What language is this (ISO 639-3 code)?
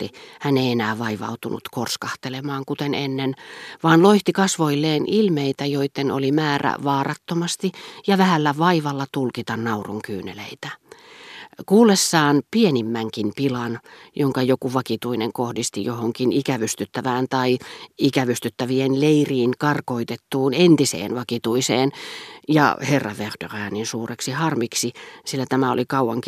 fin